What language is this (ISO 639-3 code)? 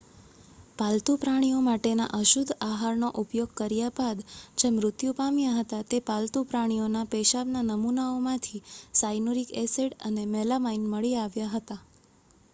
guj